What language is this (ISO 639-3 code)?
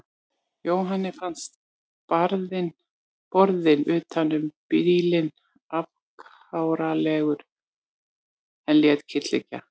isl